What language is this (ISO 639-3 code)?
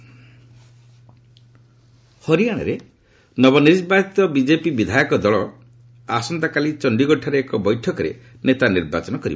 ori